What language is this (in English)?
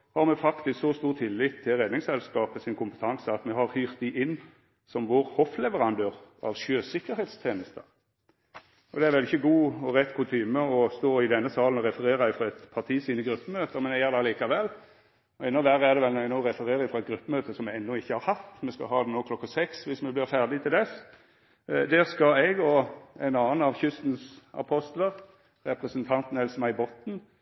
Norwegian Nynorsk